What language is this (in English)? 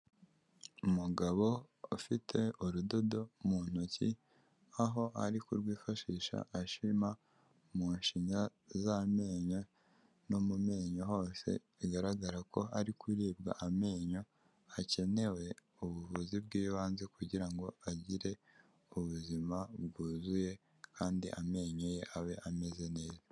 Kinyarwanda